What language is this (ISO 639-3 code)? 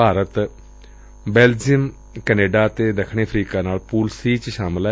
pan